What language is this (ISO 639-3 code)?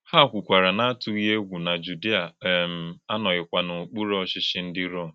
ibo